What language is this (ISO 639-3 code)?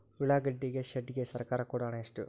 kan